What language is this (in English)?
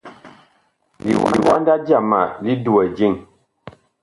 Bakoko